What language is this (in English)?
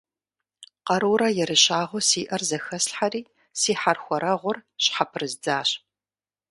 Kabardian